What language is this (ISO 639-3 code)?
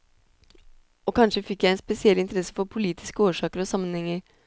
nor